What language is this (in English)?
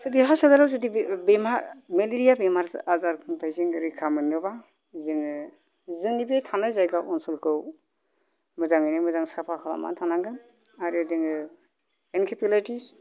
Bodo